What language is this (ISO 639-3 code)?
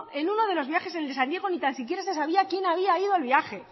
spa